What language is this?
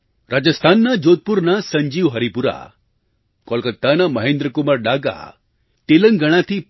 Gujarati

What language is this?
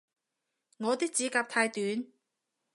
Cantonese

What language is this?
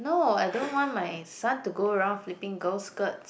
English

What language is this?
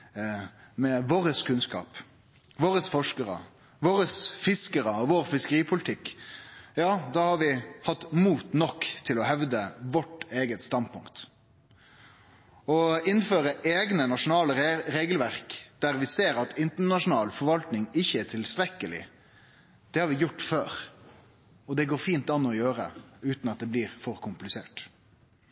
Norwegian Nynorsk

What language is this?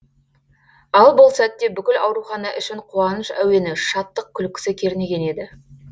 Kazakh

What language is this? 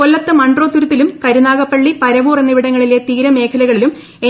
Malayalam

